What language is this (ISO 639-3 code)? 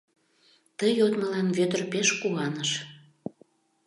chm